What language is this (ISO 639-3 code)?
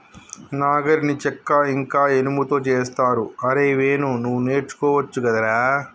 tel